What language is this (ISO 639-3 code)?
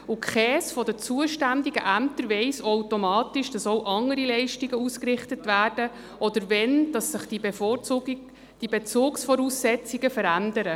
gsw